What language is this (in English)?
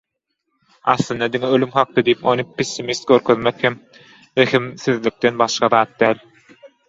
Turkmen